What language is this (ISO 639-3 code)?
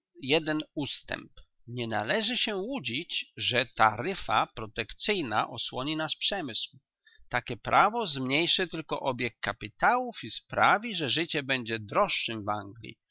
pol